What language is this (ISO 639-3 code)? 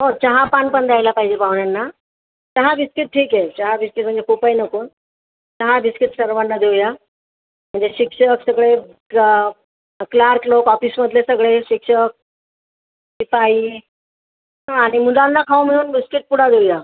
mar